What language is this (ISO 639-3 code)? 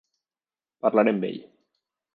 cat